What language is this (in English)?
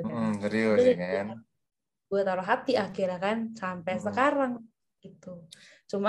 Indonesian